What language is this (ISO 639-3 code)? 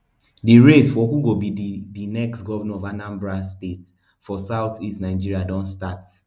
pcm